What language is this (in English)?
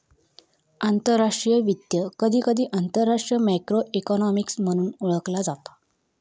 Marathi